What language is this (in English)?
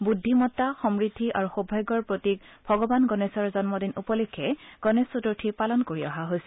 Assamese